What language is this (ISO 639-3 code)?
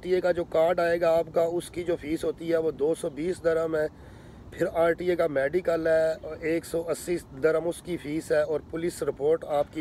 hin